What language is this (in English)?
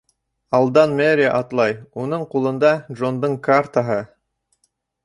Bashkir